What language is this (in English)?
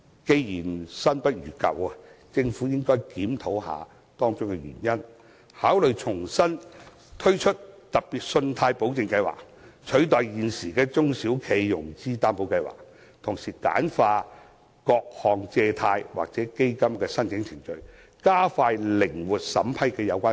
Cantonese